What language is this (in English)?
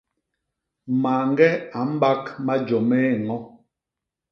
Basaa